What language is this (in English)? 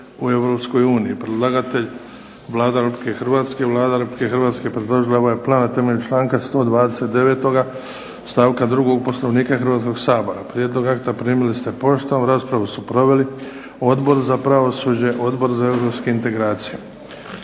Croatian